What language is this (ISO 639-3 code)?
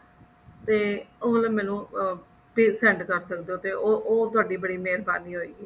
pan